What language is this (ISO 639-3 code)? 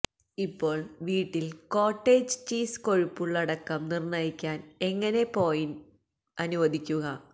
mal